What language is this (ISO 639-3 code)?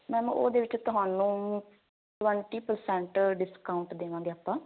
pan